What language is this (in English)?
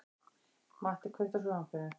Icelandic